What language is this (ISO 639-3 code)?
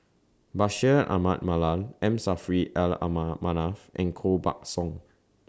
eng